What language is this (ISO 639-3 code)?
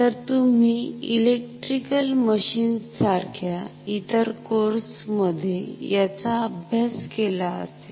mar